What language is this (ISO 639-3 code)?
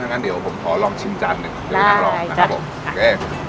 tha